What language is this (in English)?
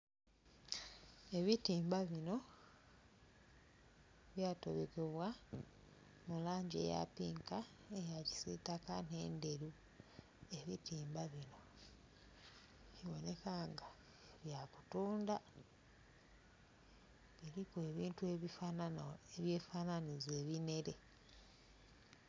Soga